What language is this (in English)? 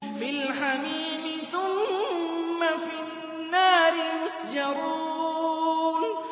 Arabic